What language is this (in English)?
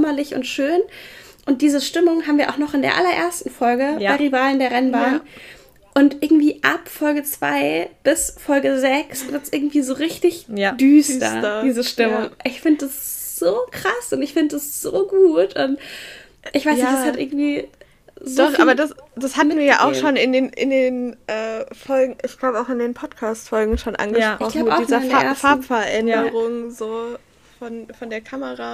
German